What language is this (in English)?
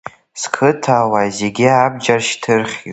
Abkhazian